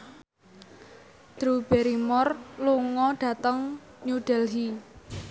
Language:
Javanese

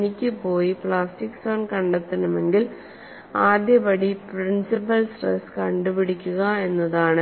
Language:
Malayalam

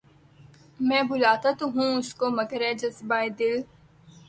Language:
Urdu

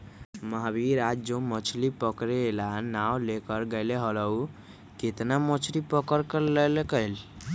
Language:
Magahi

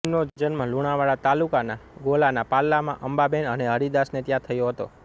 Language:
Gujarati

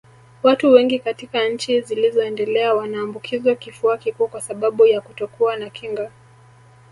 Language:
Swahili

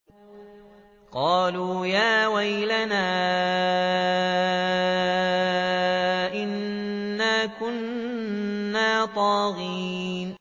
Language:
Arabic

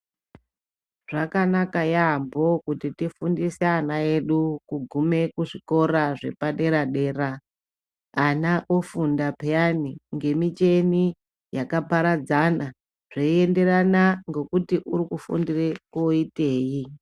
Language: Ndau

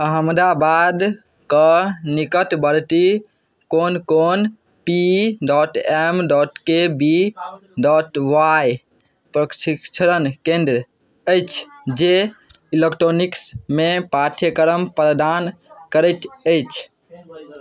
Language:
Maithili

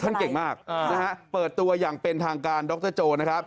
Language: Thai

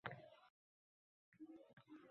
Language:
Uzbek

